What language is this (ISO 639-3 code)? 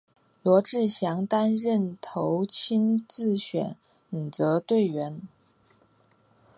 zho